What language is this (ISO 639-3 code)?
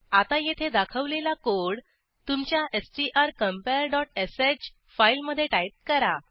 mar